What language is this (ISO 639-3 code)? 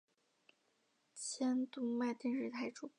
zho